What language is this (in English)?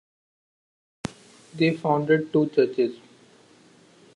English